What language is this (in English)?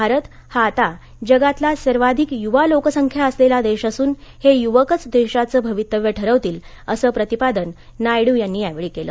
Marathi